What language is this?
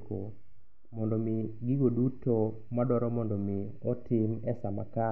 Luo (Kenya and Tanzania)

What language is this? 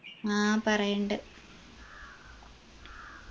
Malayalam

